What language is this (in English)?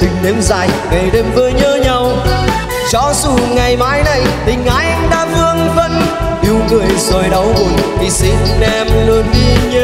Vietnamese